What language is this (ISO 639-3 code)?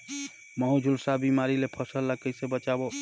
hne